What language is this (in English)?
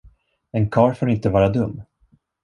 Swedish